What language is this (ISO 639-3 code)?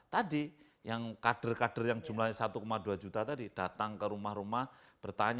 ind